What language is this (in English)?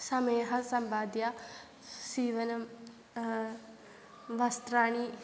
Sanskrit